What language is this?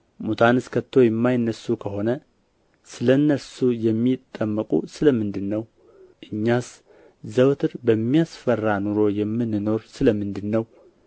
Amharic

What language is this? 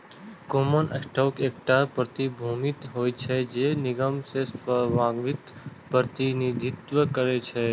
Maithili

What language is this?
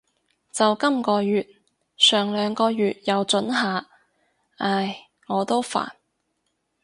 Cantonese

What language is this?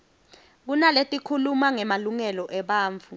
Swati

